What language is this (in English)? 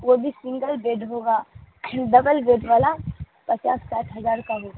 Urdu